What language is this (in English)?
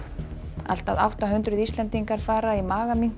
Icelandic